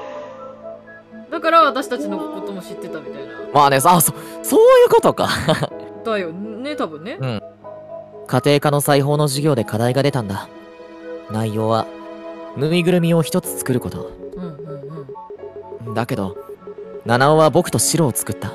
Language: Japanese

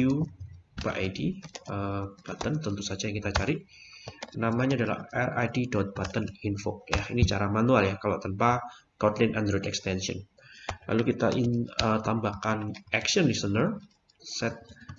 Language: Indonesian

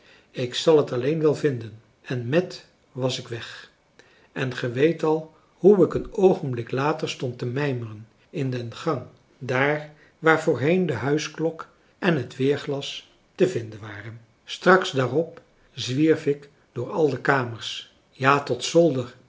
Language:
Dutch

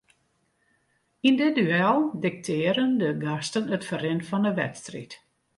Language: Western Frisian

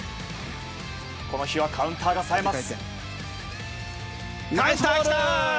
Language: Japanese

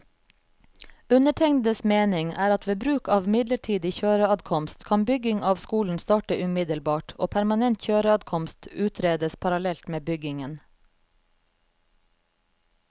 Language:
Norwegian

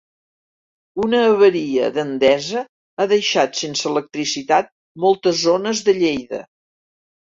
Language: Catalan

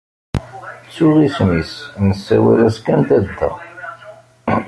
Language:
Kabyle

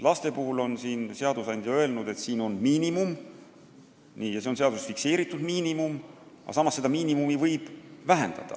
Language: Estonian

